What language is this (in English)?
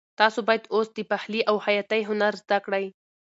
Pashto